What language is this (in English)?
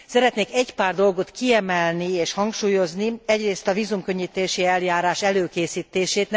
Hungarian